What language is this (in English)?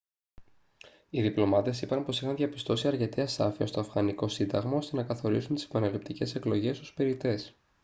Greek